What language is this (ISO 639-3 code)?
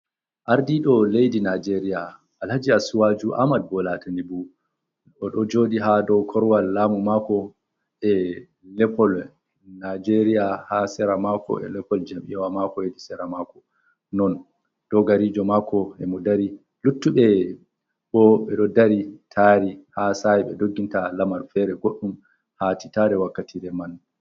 ful